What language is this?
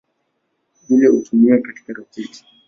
Swahili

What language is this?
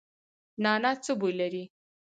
Pashto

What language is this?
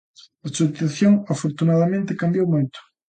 Galician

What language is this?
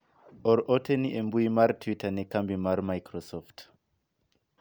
Luo (Kenya and Tanzania)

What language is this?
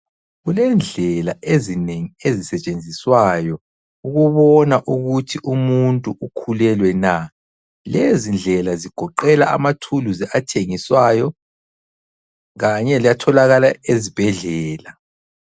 North Ndebele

